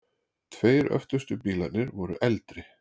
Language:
Icelandic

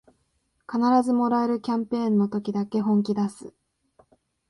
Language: Japanese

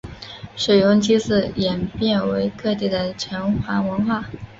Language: Chinese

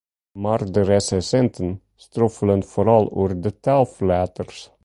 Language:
Western Frisian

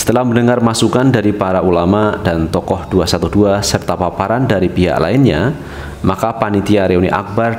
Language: Indonesian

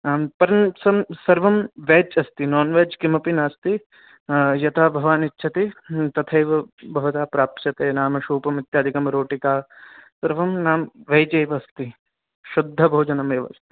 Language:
Sanskrit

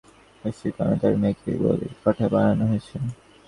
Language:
Bangla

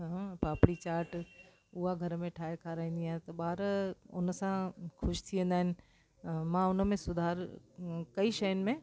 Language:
Sindhi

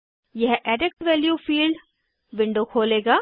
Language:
Hindi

